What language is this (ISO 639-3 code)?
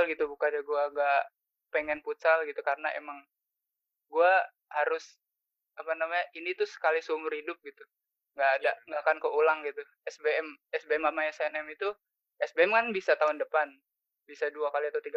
ind